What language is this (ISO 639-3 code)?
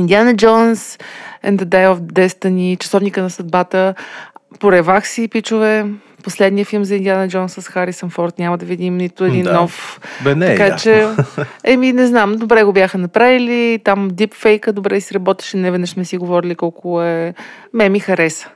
bul